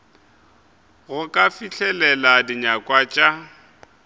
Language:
Northern Sotho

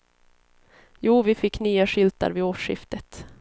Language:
Swedish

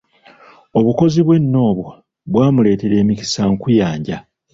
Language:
Ganda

